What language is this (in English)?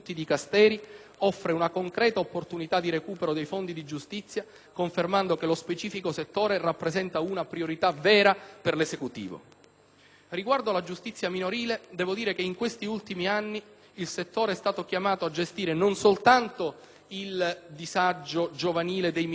Italian